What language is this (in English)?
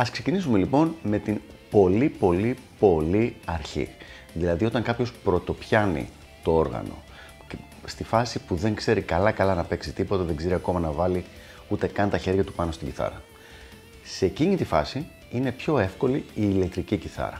Greek